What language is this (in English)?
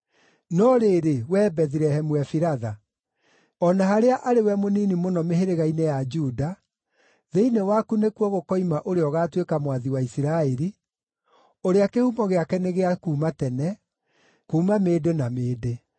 Kikuyu